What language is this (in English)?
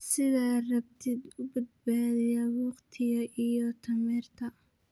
Somali